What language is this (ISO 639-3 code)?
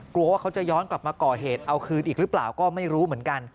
tha